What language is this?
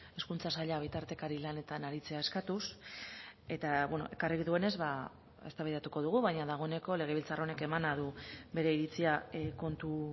Basque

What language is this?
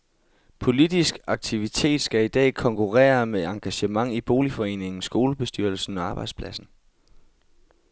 Danish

